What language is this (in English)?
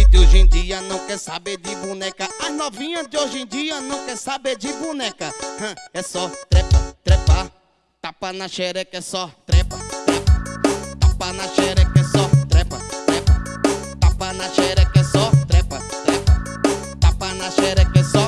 Portuguese